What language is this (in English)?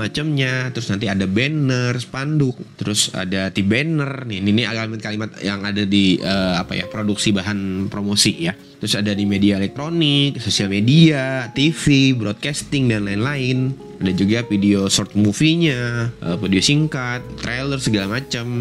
Indonesian